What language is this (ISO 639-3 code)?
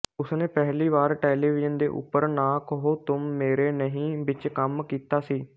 pan